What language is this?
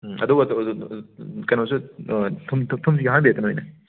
Manipuri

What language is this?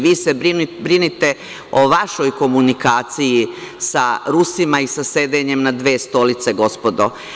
Serbian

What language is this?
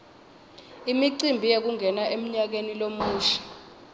Swati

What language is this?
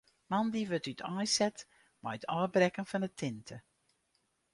Western Frisian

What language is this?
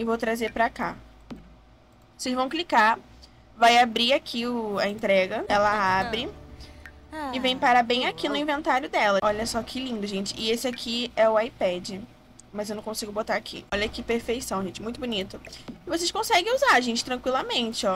Portuguese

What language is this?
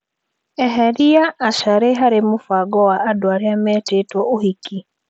Kikuyu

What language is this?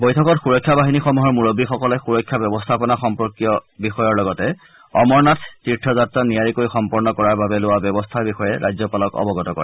Assamese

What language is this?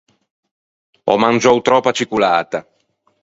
Ligurian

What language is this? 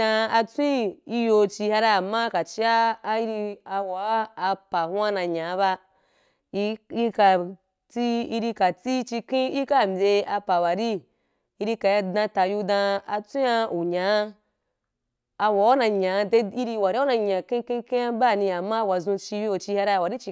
Wapan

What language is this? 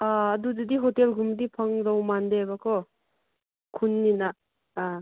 Manipuri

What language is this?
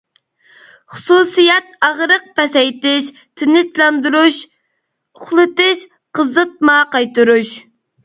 Uyghur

